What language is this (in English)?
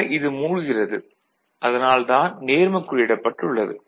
Tamil